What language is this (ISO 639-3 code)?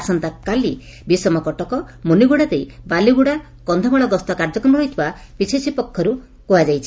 ori